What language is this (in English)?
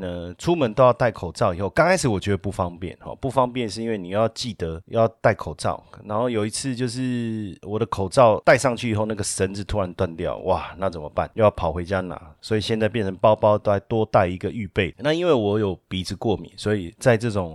Chinese